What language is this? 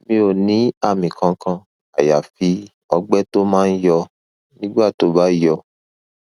Yoruba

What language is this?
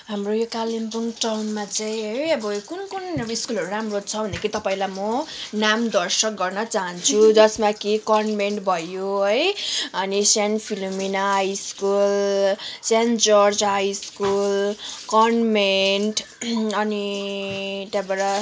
Nepali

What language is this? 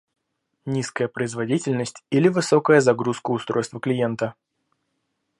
Russian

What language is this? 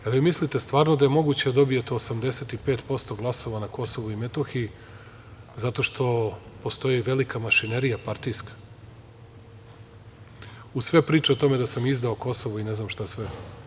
Serbian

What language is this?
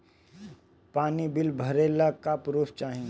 Bhojpuri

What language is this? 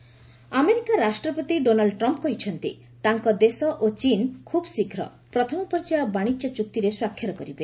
Odia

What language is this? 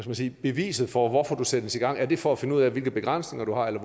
Danish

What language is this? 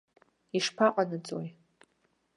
Abkhazian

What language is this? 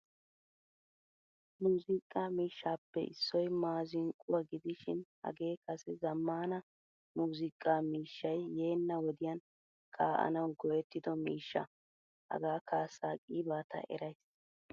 Wolaytta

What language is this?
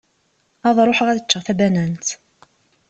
Kabyle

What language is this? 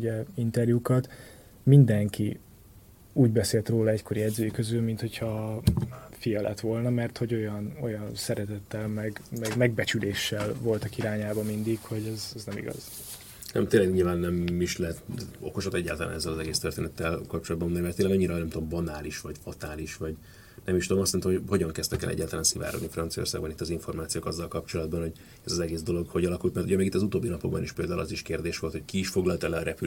Hungarian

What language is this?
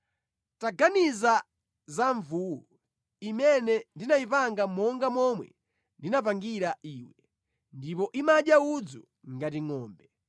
Nyanja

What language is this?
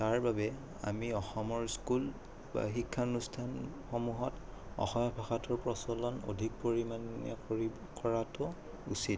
Assamese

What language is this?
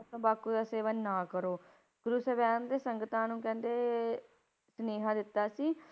Punjabi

